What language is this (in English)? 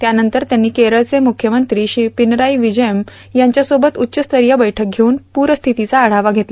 Marathi